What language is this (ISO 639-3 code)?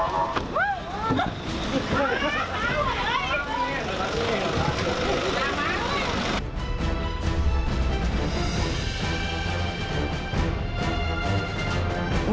tha